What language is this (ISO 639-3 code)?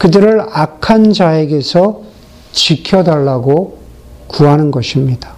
kor